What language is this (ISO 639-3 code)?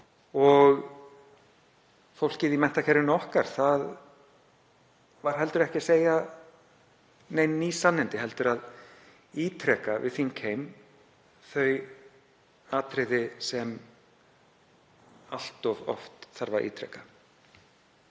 isl